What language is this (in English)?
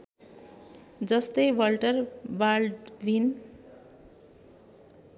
Nepali